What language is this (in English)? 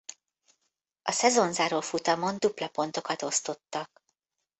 Hungarian